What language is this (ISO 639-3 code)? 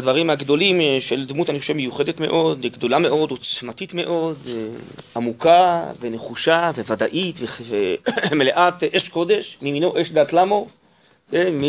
heb